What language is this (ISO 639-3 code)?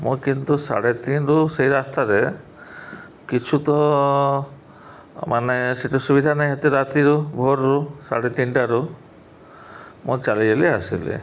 ori